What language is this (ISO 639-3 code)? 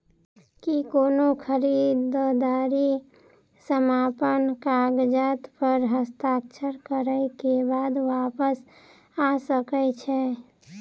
mai